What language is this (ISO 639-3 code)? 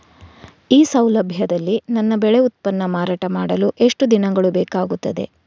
kan